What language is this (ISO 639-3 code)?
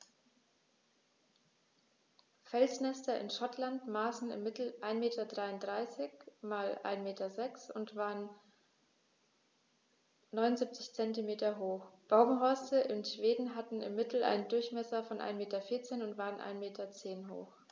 deu